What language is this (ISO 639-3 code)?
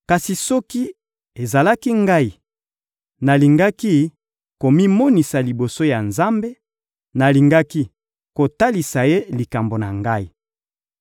lin